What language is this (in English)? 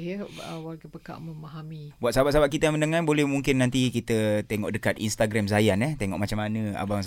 Malay